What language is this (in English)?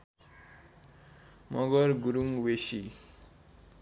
Nepali